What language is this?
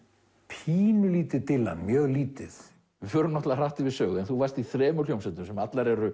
Icelandic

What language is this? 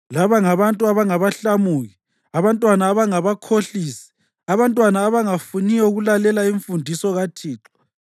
North Ndebele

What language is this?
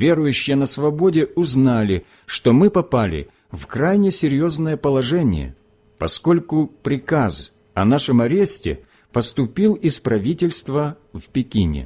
Russian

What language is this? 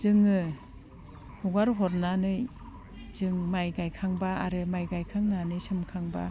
Bodo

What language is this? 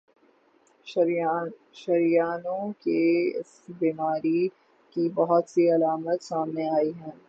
Urdu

